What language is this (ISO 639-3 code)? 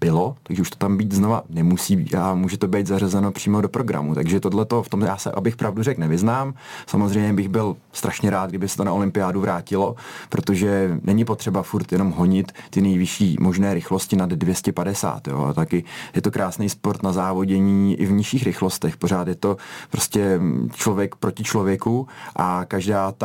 ces